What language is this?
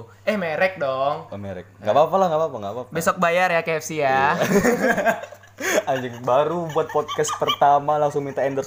Indonesian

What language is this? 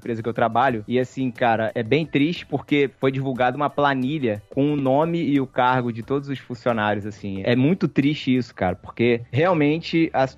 Portuguese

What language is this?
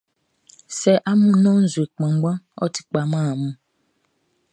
Baoulé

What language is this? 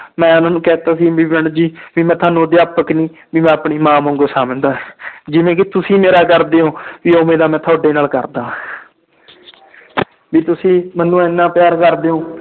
Punjabi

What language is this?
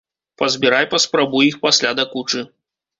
Belarusian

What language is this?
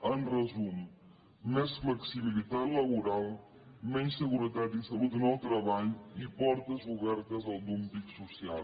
Catalan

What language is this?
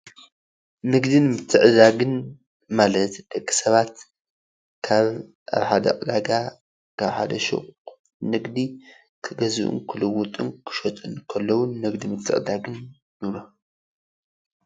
Tigrinya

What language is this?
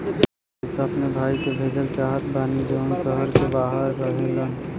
Bhojpuri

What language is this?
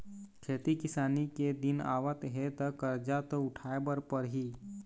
Chhattisgarhi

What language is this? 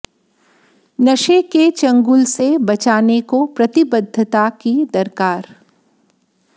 Hindi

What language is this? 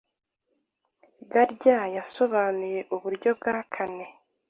Kinyarwanda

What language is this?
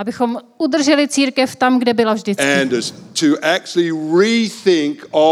Czech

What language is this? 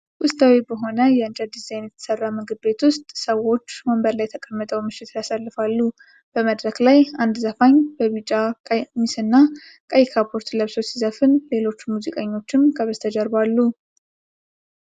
Amharic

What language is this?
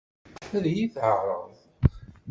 Kabyle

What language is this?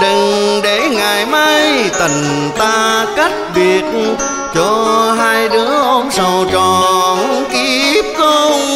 Vietnamese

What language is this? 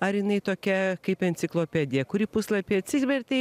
Lithuanian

